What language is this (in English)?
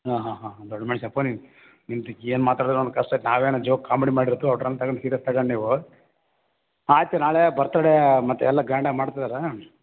Kannada